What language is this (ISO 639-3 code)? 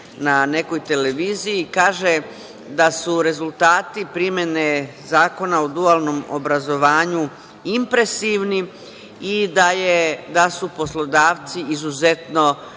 srp